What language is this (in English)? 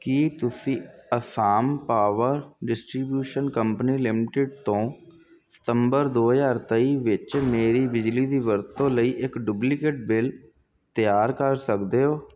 Punjabi